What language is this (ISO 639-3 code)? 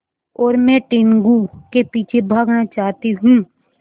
hin